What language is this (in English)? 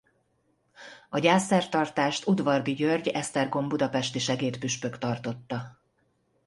Hungarian